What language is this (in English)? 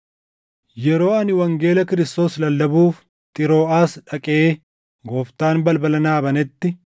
Oromo